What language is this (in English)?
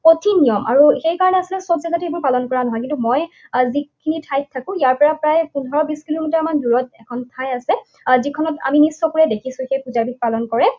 Assamese